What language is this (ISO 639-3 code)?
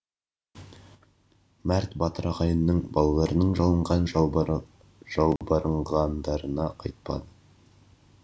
kaz